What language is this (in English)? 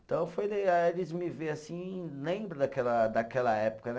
Portuguese